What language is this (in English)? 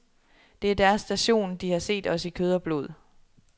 Danish